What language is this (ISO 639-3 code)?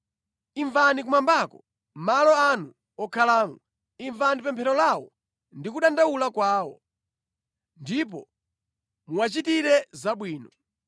nya